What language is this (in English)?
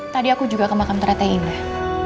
Indonesian